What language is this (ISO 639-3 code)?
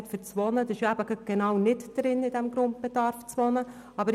gsw